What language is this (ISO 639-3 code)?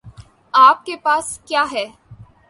urd